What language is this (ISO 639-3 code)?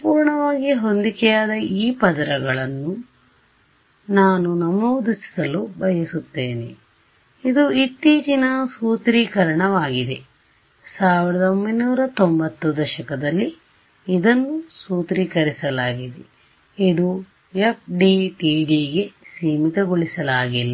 kan